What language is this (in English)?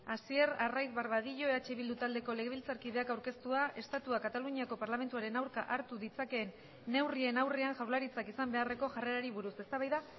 Basque